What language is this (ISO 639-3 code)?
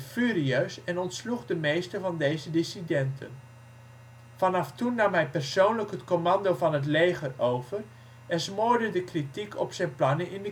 nld